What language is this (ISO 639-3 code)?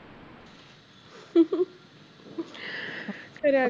pan